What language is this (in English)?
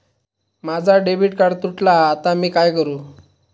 Marathi